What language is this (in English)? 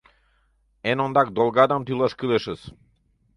Mari